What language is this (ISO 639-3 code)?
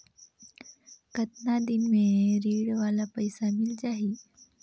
hne